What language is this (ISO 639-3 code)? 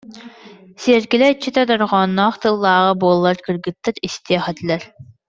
sah